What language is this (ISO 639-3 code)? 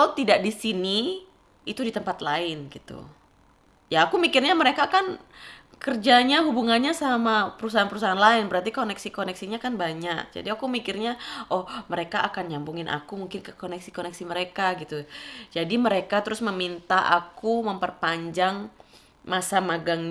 ind